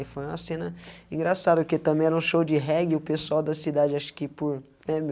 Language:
Portuguese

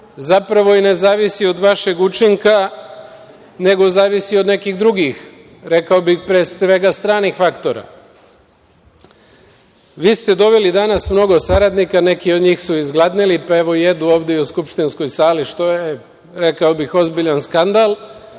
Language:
Serbian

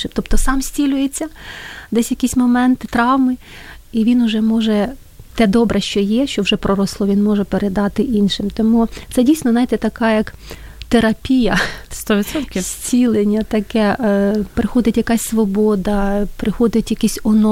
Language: Ukrainian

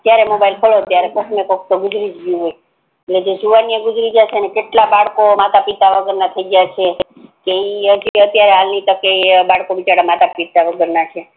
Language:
Gujarati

